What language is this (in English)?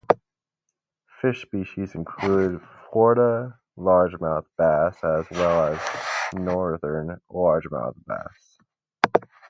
English